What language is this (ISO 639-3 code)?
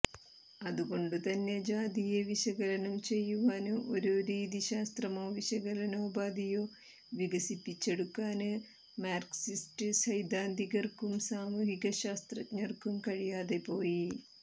mal